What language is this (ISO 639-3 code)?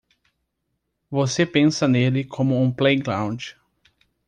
por